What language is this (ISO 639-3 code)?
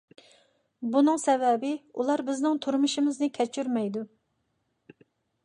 uig